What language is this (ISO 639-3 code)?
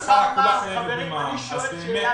heb